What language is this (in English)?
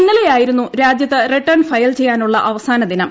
Malayalam